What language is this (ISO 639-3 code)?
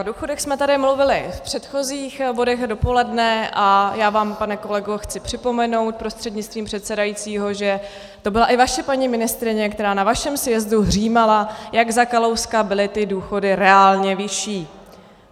ces